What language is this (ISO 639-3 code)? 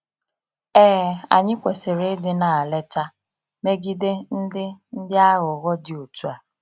ibo